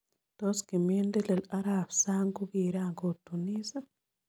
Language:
Kalenjin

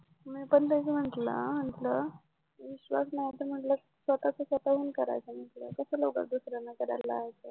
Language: Marathi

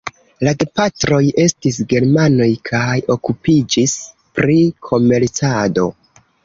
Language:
Esperanto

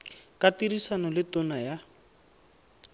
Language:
Tswana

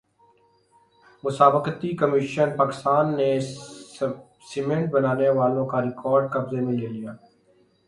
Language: Urdu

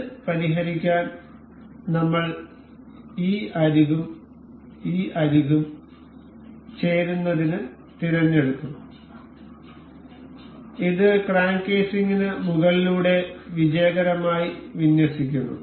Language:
Malayalam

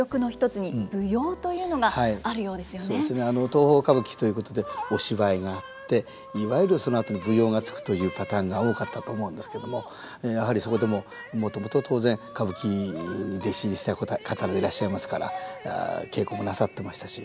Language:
Japanese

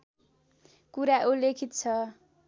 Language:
Nepali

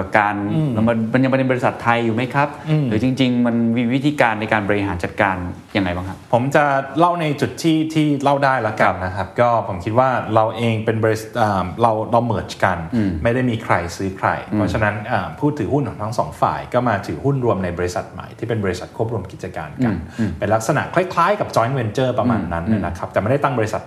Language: Thai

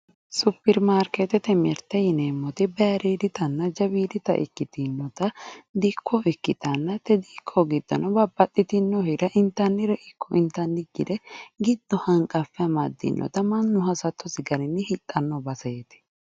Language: Sidamo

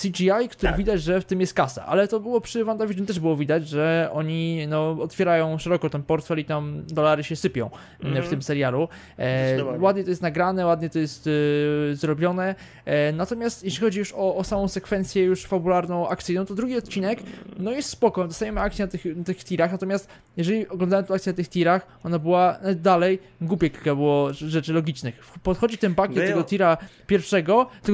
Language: Polish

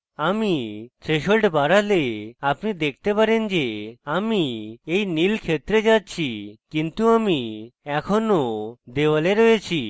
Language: Bangla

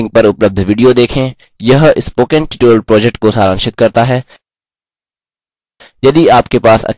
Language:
Hindi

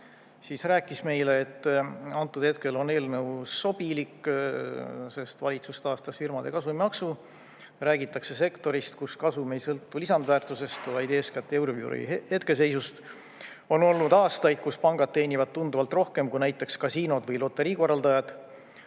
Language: Estonian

